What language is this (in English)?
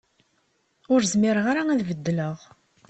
Kabyle